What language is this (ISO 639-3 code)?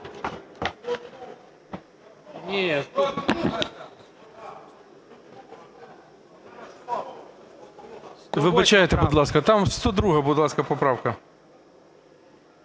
ukr